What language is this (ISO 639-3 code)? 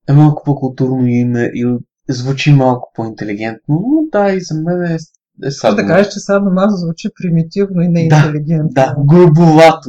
bul